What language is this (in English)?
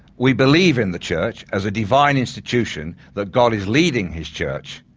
English